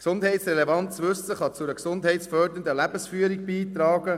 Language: Swiss German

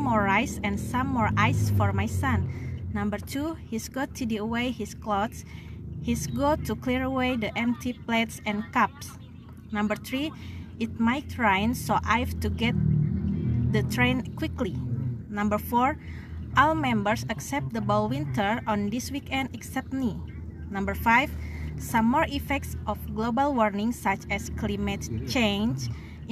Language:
Indonesian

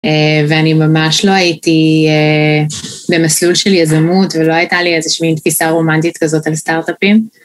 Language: Hebrew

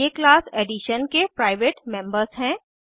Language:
Hindi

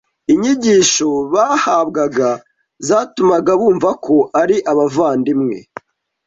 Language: Kinyarwanda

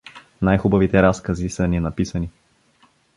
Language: Bulgarian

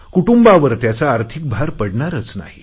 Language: Marathi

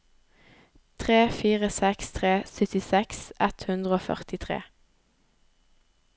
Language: Norwegian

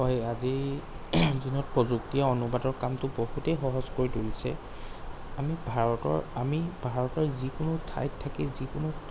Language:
Assamese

